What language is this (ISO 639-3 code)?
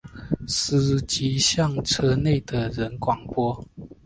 zho